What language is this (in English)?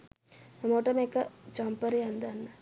Sinhala